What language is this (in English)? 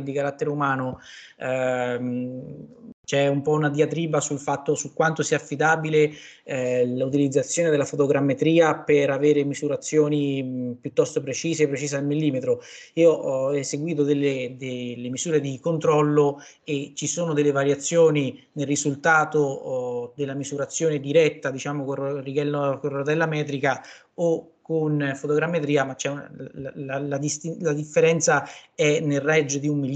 Italian